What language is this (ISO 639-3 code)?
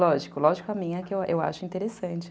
por